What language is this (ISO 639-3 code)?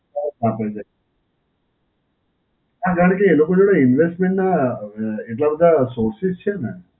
guj